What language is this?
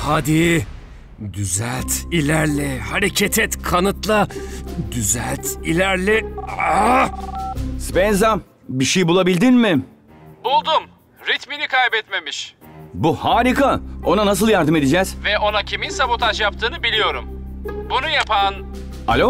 Turkish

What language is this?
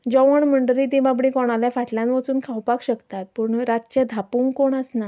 Konkani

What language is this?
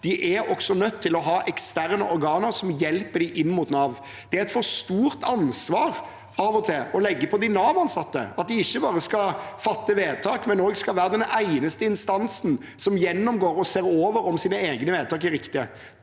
Norwegian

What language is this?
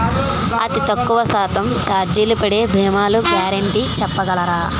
Telugu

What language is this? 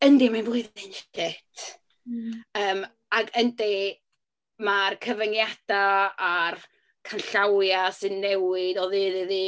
Welsh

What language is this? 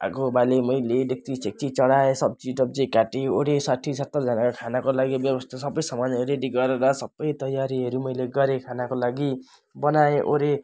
Nepali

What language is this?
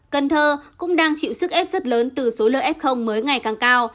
Vietnamese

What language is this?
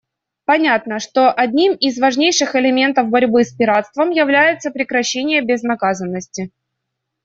Russian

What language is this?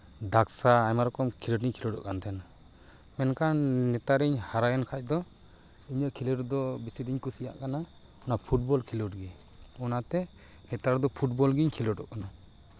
Santali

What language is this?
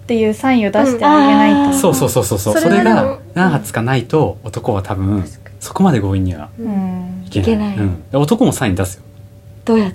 Japanese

